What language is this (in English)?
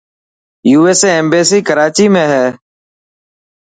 Dhatki